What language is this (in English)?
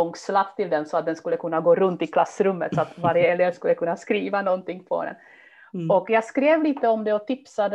Swedish